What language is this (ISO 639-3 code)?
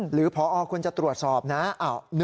tha